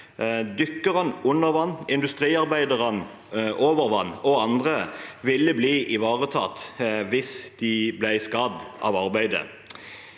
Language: Norwegian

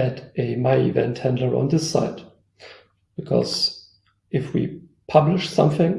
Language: English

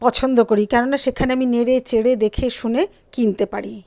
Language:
Bangla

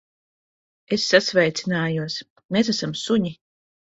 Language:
Latvian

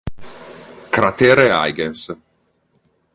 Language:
Italian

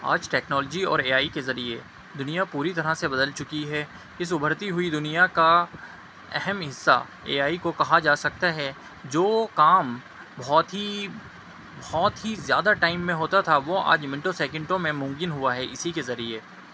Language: Urdu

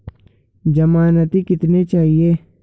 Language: Hindi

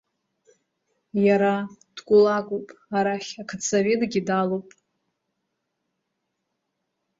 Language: Abkhazian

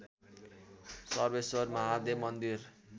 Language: Nepali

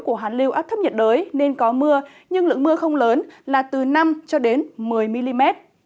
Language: Vietnamese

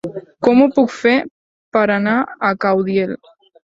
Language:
Catalan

